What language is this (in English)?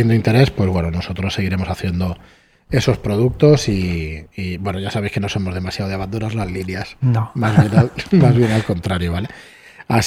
Spanish